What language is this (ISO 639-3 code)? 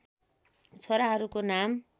nep